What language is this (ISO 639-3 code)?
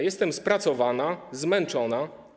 pol